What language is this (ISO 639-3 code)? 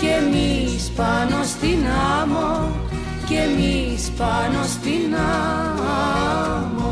ell